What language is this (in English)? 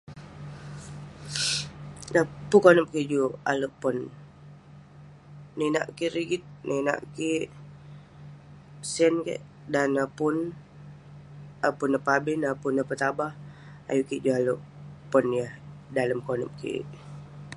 Western Penan